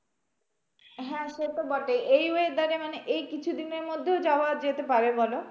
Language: Bangla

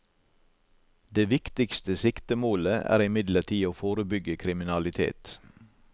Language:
Norwegian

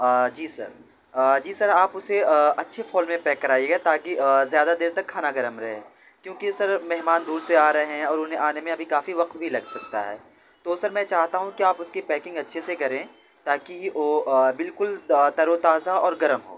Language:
Urdu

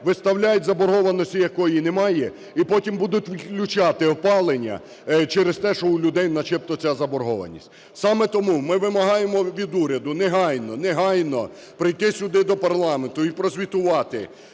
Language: Ukrainian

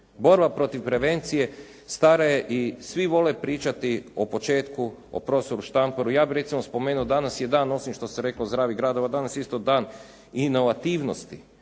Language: Croatian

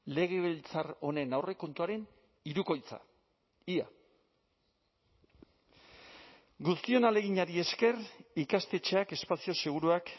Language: Basque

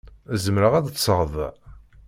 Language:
Kabyle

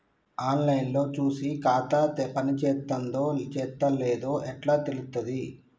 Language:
Telugu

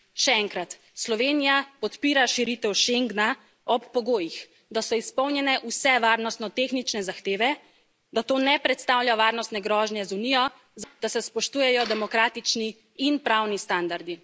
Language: Slovenian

